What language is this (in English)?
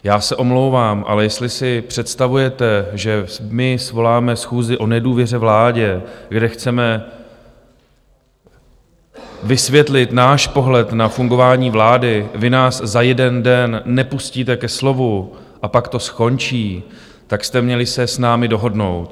Czech